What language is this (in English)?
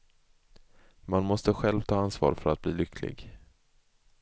Swedish